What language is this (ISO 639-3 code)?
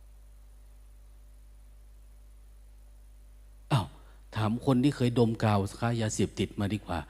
tha